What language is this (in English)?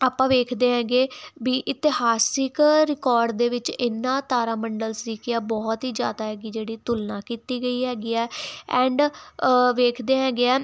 Punjabi